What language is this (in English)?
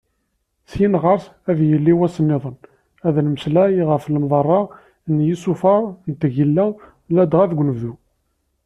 Kabyle